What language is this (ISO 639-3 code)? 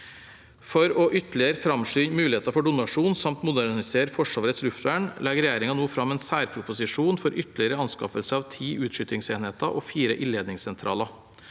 nor